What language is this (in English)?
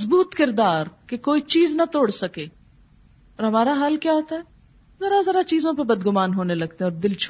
Urdu